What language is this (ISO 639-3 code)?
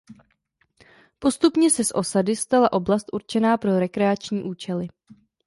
ces